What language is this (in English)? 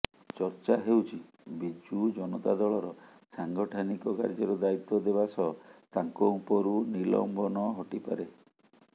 Odia